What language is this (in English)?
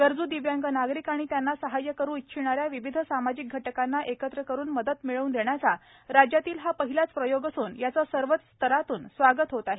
Marathi